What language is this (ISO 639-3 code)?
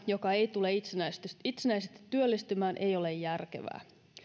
fin